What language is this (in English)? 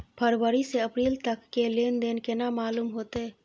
Maithili